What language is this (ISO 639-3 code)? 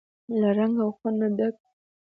pus